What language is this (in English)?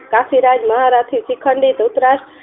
Gujarati